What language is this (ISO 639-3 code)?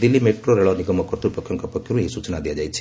ori